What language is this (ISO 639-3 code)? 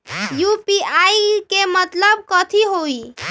mag